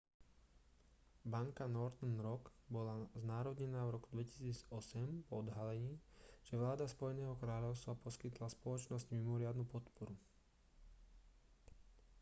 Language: Slovak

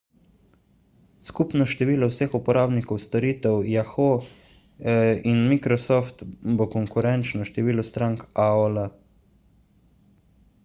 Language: Slovenian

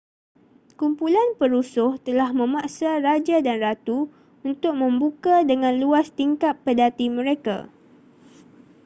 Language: Malay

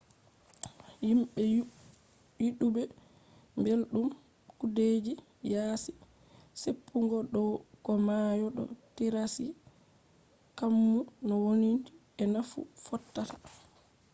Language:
Fula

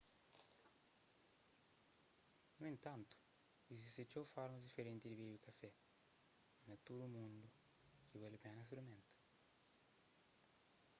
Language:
Kabuverdianu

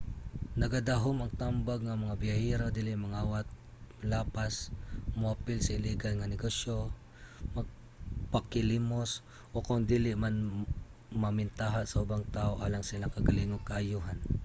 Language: Cebuano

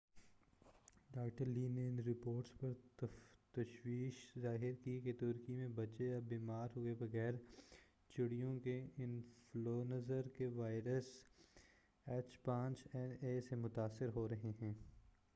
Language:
Urdu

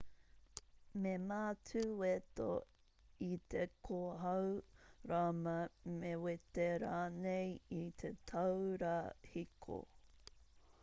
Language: Māori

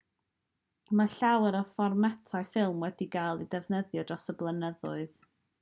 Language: Welsh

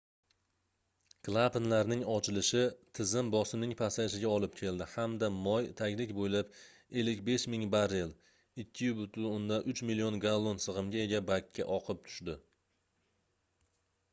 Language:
Uzbek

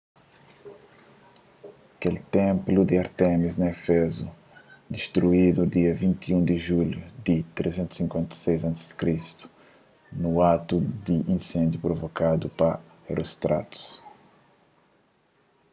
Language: Kabuverdianu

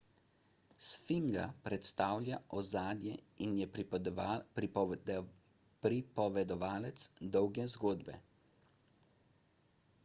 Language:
Slovenian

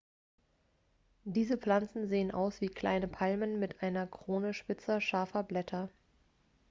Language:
German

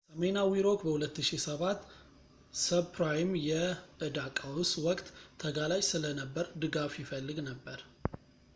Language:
Amharic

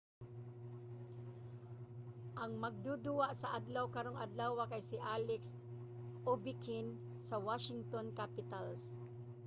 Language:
Cebuano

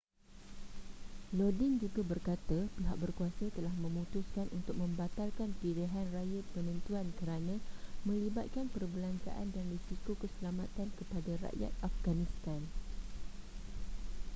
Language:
Malay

